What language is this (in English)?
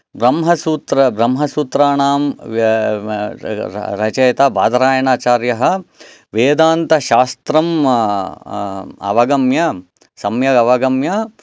Sanskrit